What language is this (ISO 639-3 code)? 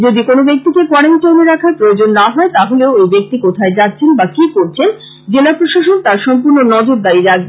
ben